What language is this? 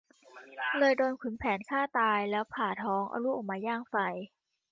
Thai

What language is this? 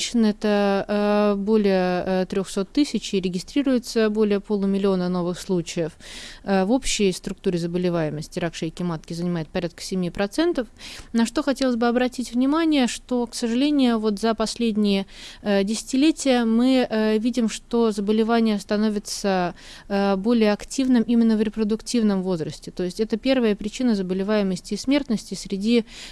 Russian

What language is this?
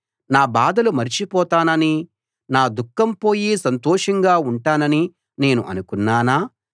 Telugu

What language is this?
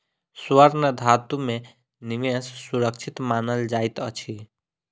Maithili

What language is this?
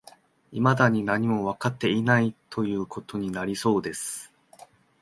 Japanese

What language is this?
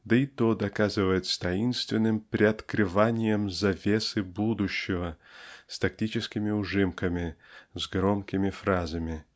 Russian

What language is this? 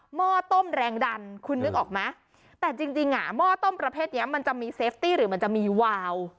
Thai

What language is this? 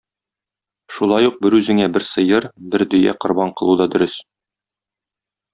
Tatar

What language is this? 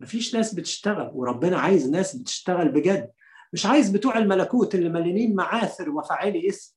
Arabic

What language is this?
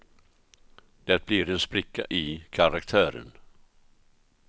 Swedish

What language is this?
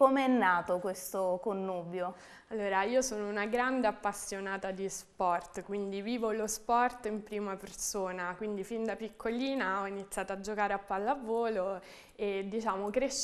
Italian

